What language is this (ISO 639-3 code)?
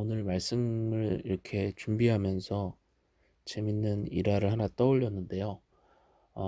kor